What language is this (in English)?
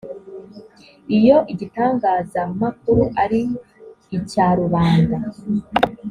Kinyarwanda